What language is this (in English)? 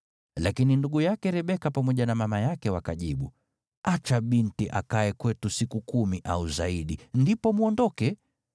Swahili